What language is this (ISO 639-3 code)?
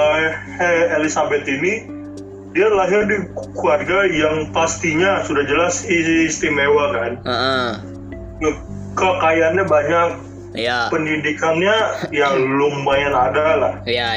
ind